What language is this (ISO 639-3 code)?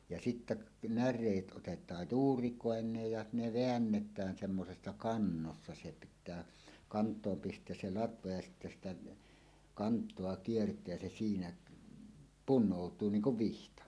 fin